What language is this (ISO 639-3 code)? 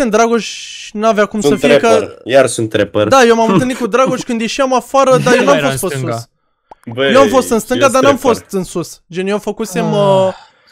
ron